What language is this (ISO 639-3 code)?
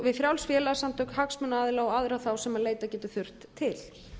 isl